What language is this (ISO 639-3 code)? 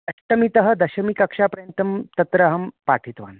san